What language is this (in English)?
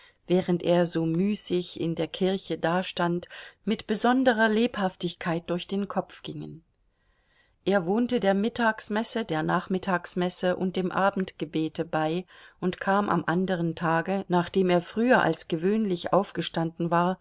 German